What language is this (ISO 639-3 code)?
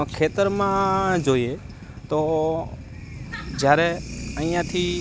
guj